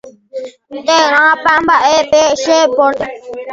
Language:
Guarani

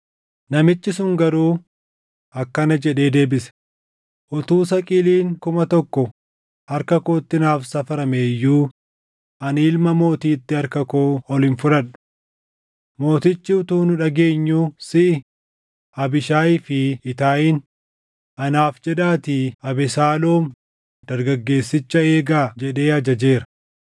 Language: Oromo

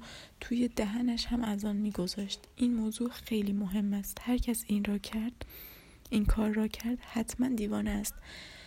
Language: Persian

